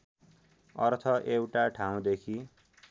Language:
Nepali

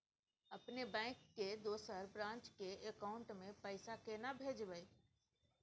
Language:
Maithili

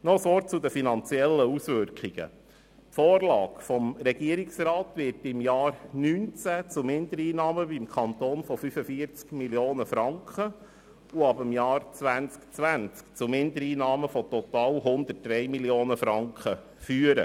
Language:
Swiss German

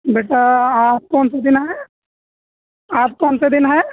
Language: Urdu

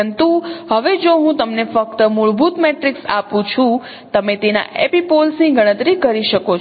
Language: Gujarati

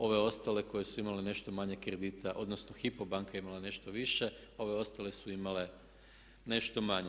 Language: Croatian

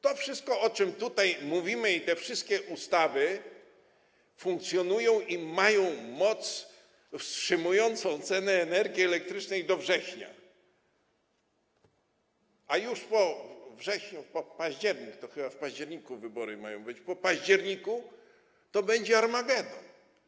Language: Polish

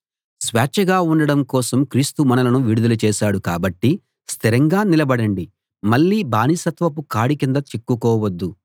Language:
Telugu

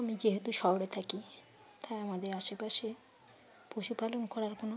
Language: Bangla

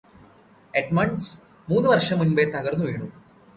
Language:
Malayalam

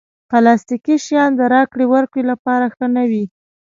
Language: Pashto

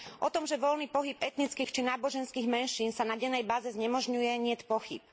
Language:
Slovak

